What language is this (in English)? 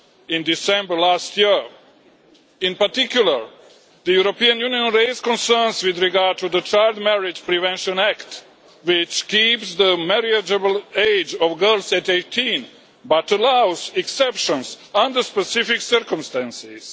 English